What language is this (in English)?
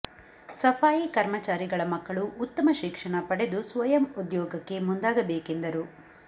Kannada